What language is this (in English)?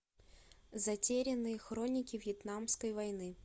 Russian